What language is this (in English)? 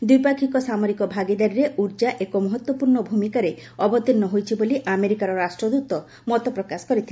Odia